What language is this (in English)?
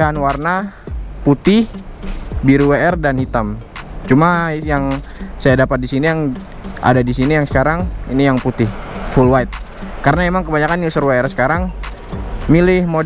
Indonesian